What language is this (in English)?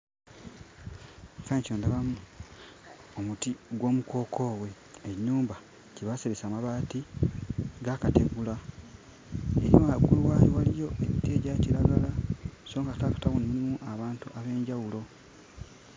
Ganda